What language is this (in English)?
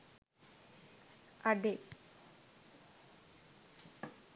Sinhala